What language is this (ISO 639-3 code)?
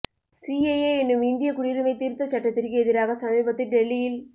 tam